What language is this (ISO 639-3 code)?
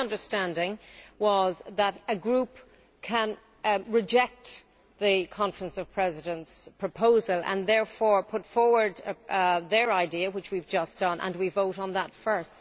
eng